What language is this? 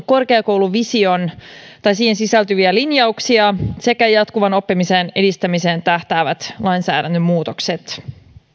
Finnish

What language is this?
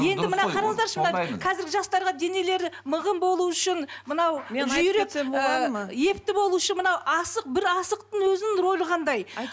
Kazakh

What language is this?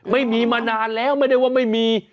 Thai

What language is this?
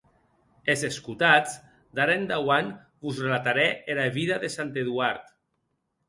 Occitan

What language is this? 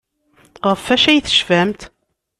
Kabyle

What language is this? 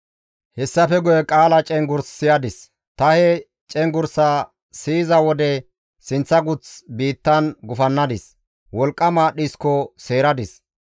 Gamo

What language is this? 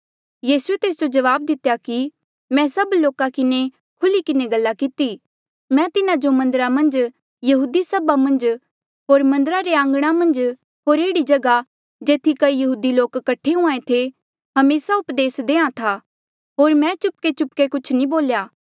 Mandeali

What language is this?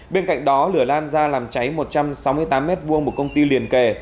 Vietnamese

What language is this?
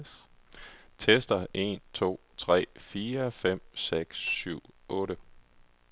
Danish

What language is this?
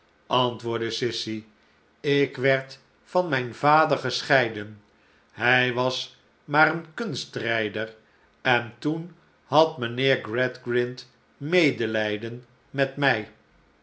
Dutch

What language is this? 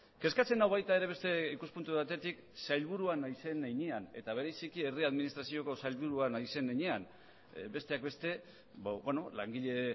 Basque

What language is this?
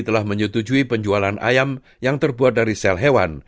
Indonesian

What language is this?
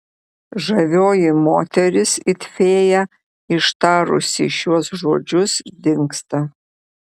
Lithuanian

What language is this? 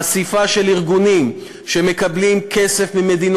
Hebrew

